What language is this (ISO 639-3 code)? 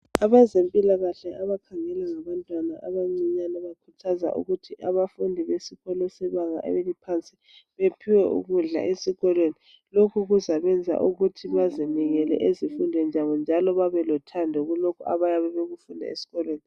nde